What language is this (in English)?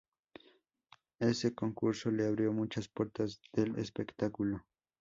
Spanish